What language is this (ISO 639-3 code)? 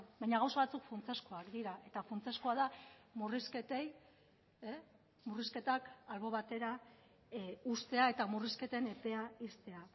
eus